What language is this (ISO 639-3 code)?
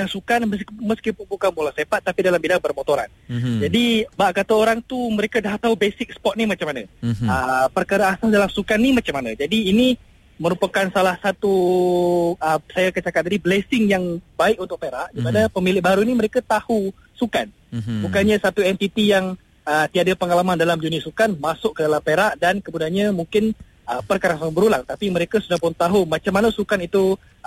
msa